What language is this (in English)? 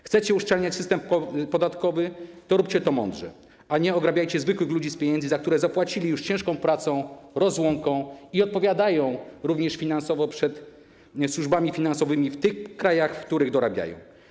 Polish